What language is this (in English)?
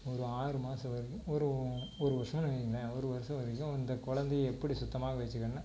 Tamil